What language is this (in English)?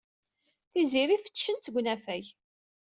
Kabyle